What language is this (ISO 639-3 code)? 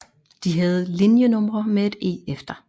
dan